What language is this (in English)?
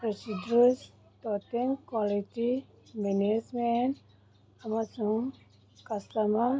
Manipuri